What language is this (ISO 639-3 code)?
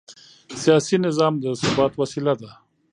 pus